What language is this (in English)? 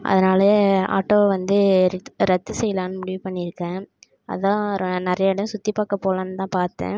Tamil